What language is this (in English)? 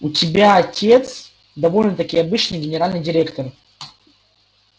Russian